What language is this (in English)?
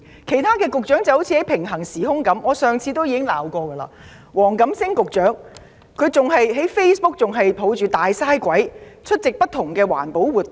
Cantonese